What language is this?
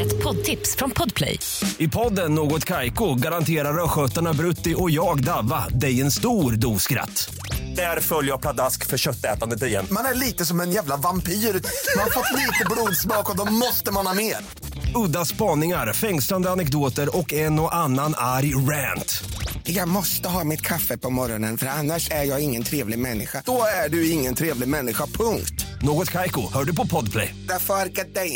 Swedish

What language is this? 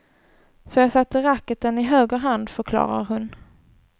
Swedish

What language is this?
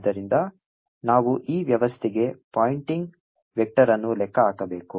Kannada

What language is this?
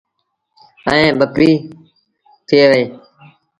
Sindhi Bhil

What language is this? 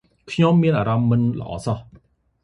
Khmer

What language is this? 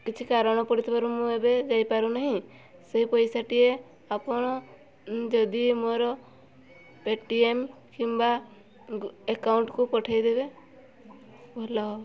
Odia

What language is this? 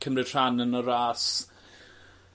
Welsh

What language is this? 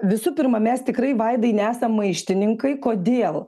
Lithuanian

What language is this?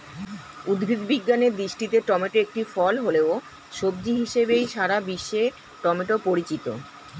Bangla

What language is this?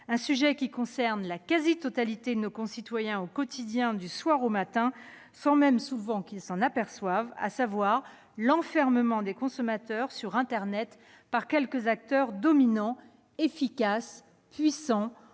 French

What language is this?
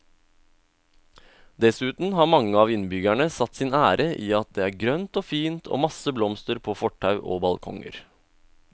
Norwegian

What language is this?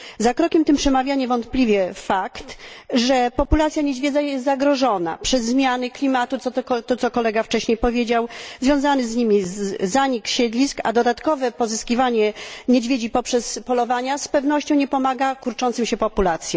Polish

